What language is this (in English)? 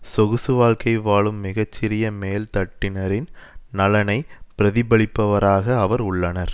Tamil